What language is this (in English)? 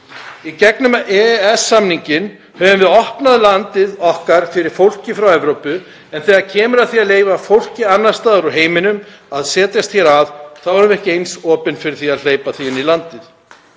Icelandic